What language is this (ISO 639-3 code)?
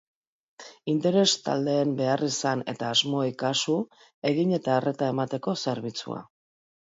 eus